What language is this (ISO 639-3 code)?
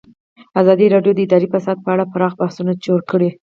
pus